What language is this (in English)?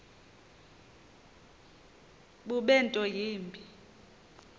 Xhosa